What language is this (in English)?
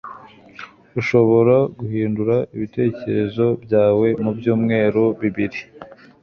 Kinyarwanda